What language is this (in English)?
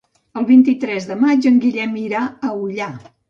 Catalan